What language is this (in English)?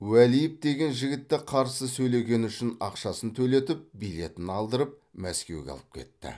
Kazakh